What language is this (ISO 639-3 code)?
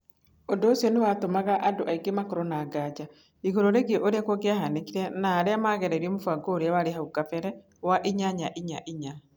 kik